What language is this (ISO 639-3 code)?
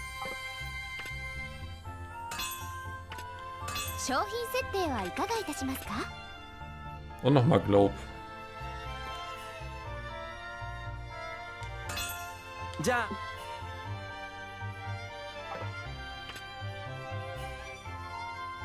deu